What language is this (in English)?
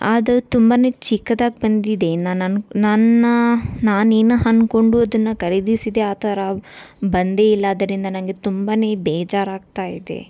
Kannada